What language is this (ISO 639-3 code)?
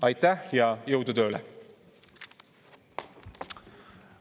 est